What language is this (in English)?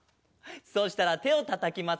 Japanese